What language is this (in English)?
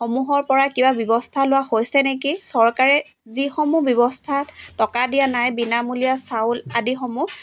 Assamese